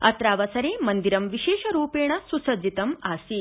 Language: Sanskrit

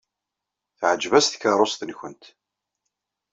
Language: Kabyle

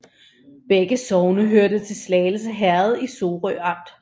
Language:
Danish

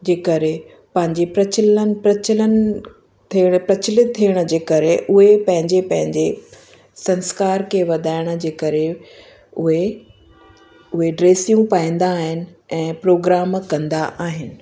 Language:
Sindhi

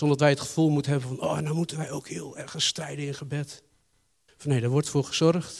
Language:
Dutch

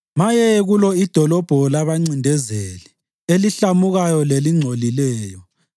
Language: North Ndebele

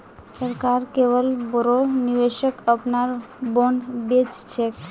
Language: Magahi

